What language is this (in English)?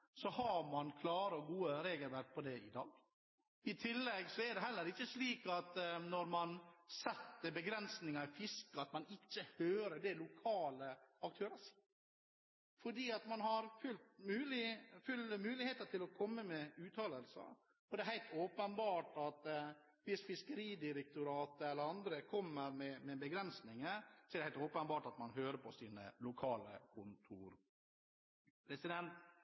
Norwegian Bokmål